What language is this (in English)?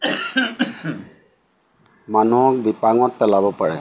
Assamese